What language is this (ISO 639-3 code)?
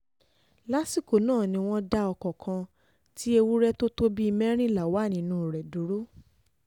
yor